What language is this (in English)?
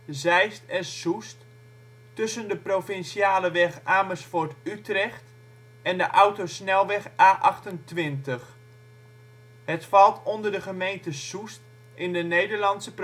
Dutch